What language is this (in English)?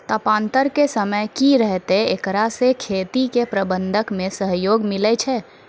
Maithili